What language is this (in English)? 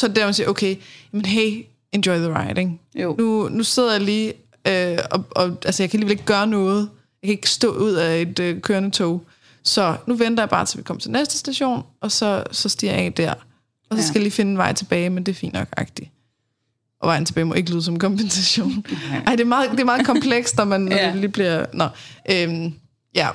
Danish